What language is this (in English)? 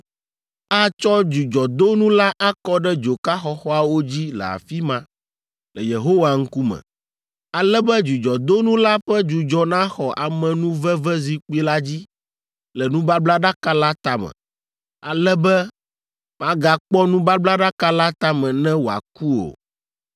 Ewe